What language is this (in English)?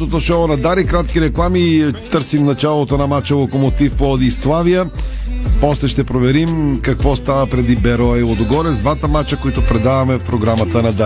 Bulgarian